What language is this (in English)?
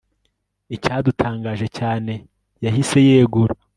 Kinyarwanda